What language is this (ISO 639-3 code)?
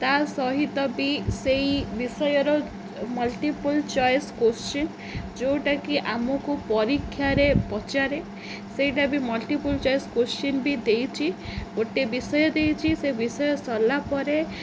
ori